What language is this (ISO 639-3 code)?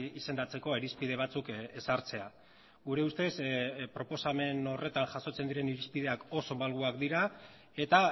eus